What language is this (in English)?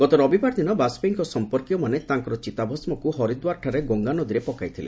Odia